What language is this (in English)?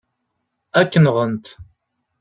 Kabyle